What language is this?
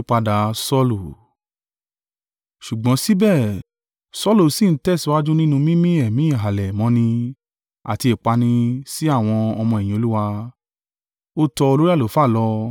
Yoruba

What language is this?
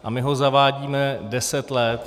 Czech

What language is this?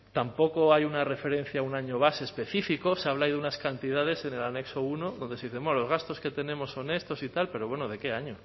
Spanish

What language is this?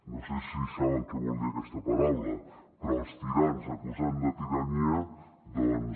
Catalan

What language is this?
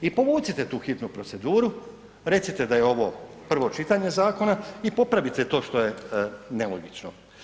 Croatian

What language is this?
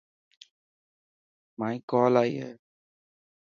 Dhatki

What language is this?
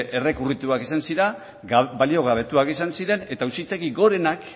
Basque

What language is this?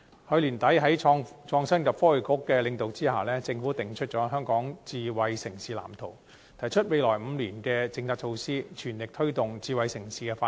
Cantonese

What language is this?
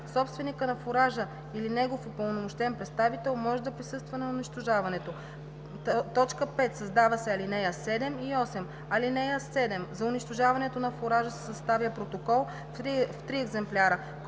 Bulgarian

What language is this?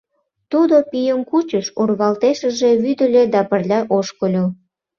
Mari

